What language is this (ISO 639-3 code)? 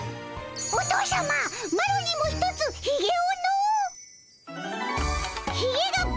jpn